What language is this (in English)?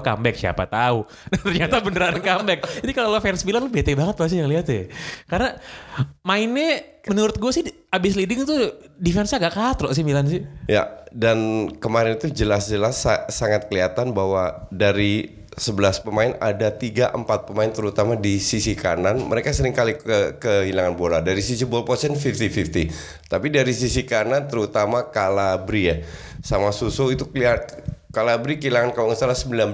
Indonesian